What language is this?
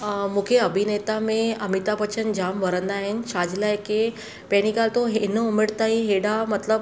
Sindhi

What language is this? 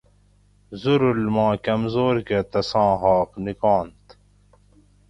Gawri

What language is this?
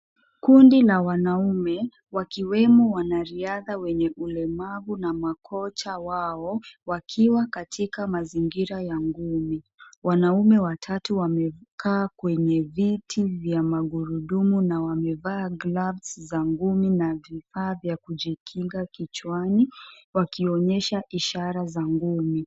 Swahili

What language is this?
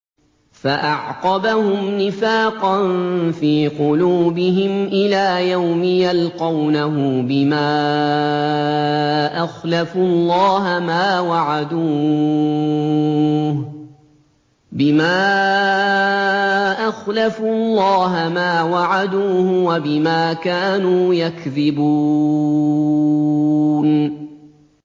Arabic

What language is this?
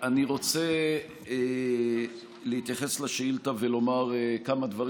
Hebrew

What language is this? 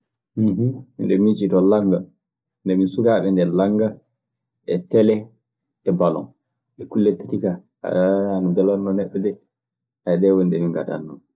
Maasina Fulfulde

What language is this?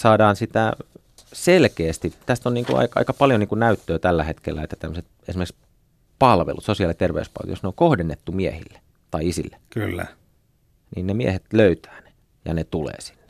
Finnish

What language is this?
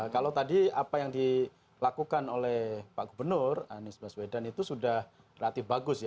Indonesian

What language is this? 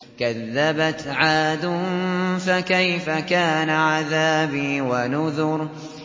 Arabic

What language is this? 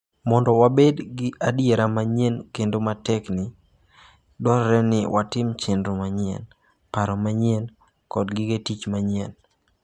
Luo (Kenya and Tanzania)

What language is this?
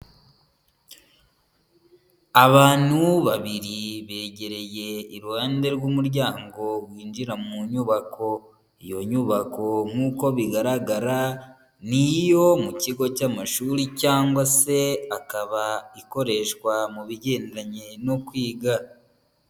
Kinyarwanda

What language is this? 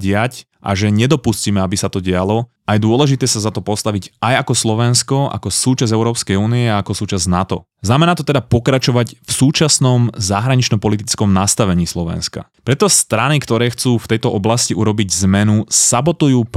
Slovak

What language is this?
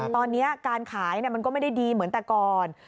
Thai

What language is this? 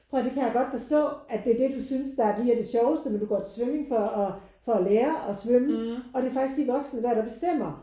Danish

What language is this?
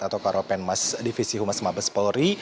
Indonesian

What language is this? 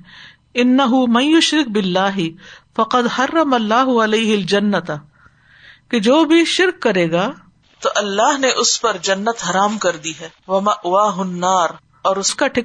Urdu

